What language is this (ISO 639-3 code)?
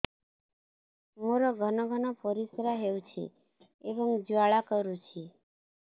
ori